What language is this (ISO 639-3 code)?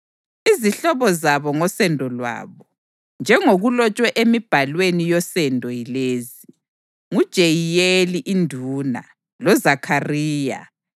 nde